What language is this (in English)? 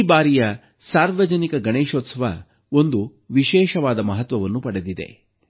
Kannada